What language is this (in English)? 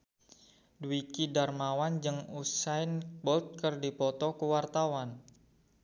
Sundanese